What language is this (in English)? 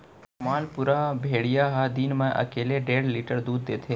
Chhattisgarhi